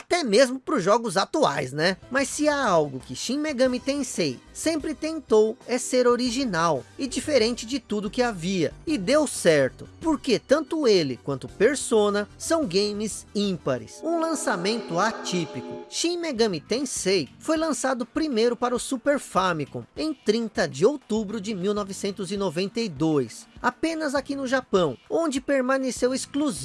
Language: Portuguese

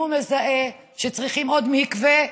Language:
Hebrew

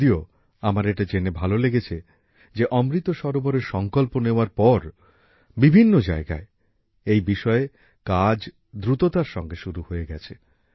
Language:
Bangla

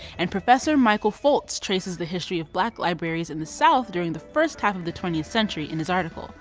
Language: English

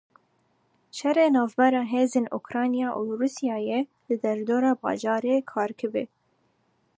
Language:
Kurdish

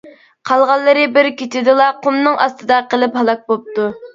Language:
Uyghur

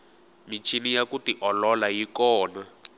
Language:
Tsonga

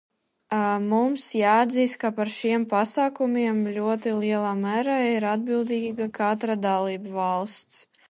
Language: Latvian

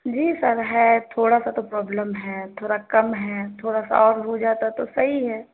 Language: Urdu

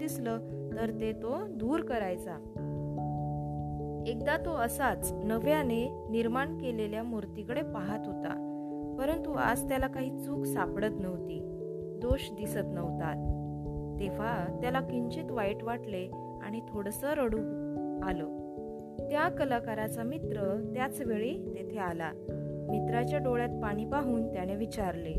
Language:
Marathi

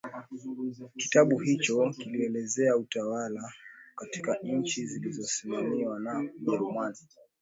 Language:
Swahili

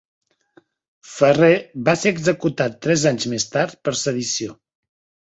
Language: Catalan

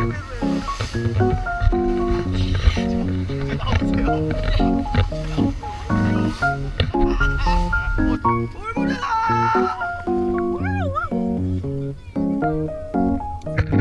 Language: Korean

